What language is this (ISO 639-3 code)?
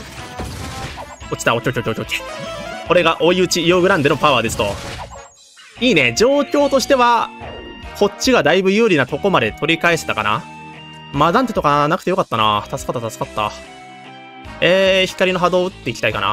jpn